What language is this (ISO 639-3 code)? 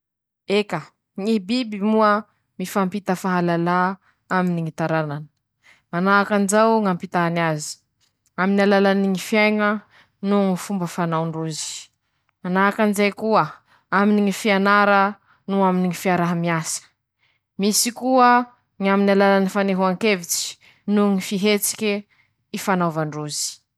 msh